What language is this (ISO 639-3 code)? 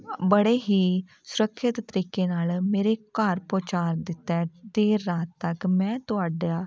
pan